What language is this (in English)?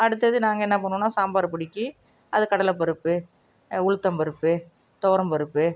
Tamil